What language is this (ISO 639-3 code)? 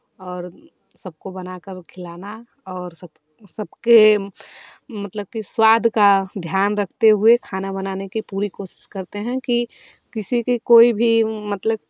hin